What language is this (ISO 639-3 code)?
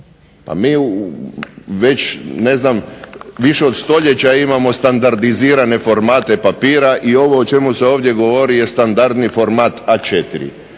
hrv